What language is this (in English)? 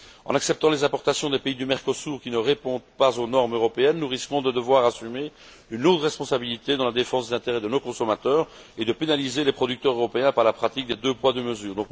French